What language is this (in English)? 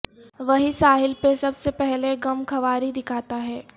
Urdu